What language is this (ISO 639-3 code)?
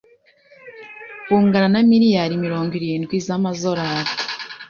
kin